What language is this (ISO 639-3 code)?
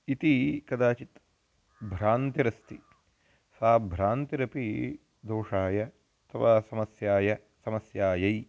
san